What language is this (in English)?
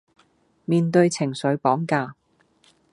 Cantonese